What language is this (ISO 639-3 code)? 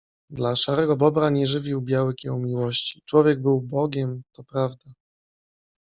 pol